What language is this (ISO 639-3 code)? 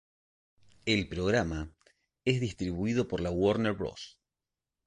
spa